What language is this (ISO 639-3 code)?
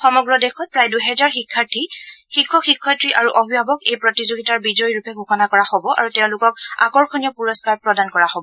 asm